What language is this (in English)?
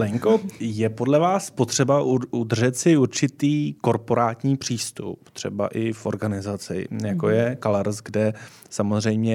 Czech